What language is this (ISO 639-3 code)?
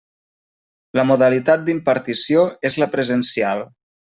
cat